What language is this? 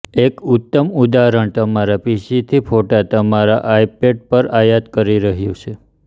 Gujarati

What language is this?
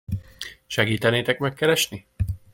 Hungarian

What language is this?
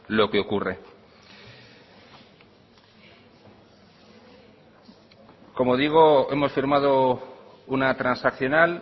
Spanish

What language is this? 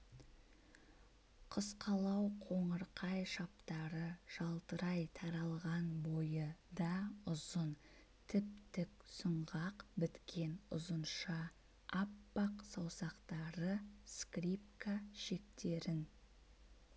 Kazakh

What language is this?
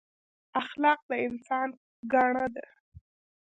Pashto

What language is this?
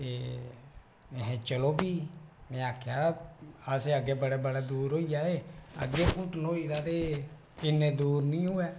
Dogri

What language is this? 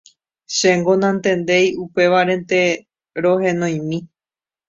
Guarani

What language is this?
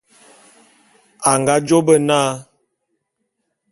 Bulu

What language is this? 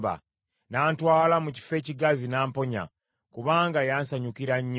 Ganda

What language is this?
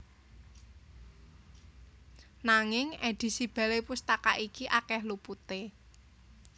Javanese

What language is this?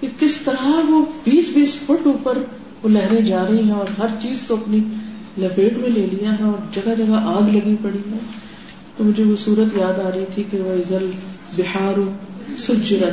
Urdu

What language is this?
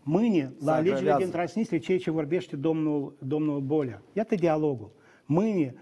Romanian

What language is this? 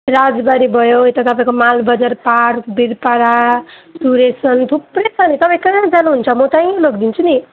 Nepali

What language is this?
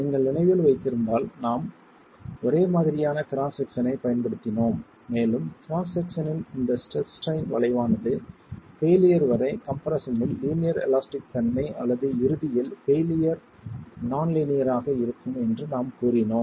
Tamil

